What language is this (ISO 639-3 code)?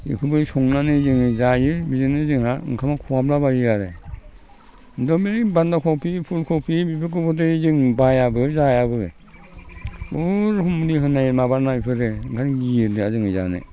brx